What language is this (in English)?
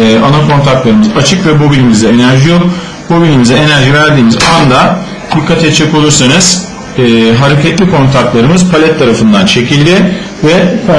Turkish